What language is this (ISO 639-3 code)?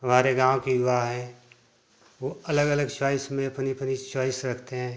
hin